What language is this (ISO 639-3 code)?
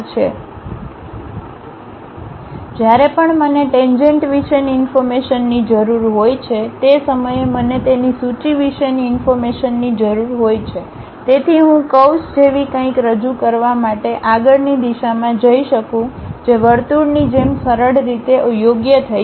guj